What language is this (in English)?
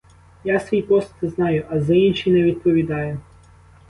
Ukrainian